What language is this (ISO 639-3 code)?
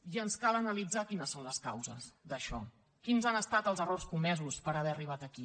cat